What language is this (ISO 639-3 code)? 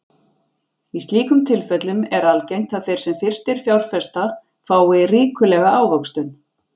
isl